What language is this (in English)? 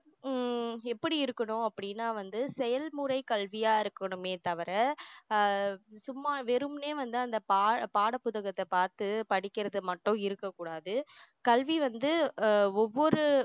Tamil